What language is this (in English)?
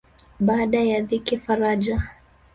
Swahili